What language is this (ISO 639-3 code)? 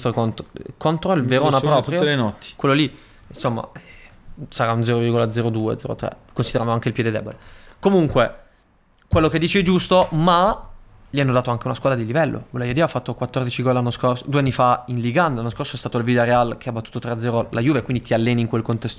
ita